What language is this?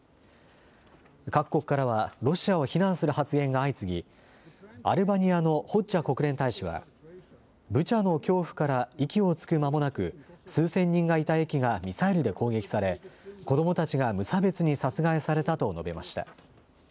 Japanese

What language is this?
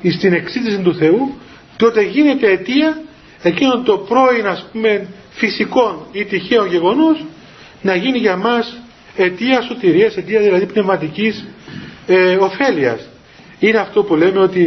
Greek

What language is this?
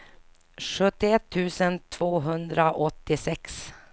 Swedish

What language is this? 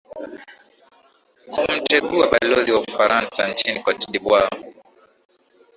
Swahili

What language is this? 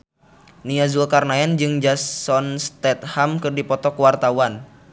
Sundanese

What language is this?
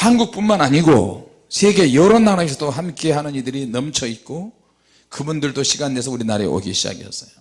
Korean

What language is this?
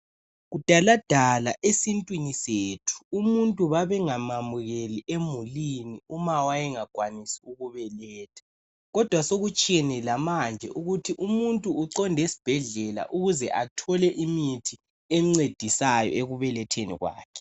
North Ndebele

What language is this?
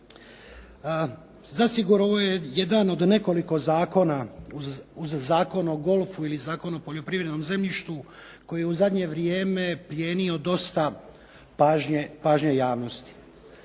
Croatian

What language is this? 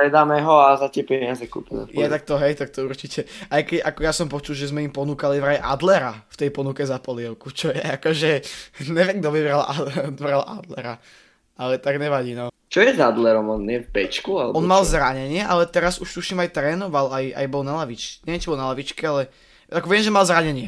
Slovak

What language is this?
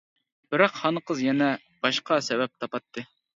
Uyghur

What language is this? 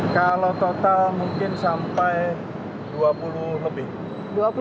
Indonesian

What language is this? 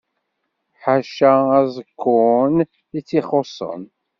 Kabyle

